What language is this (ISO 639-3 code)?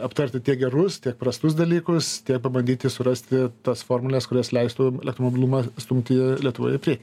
lit